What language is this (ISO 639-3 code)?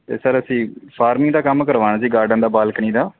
pan